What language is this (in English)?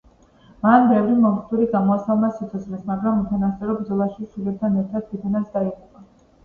Georgian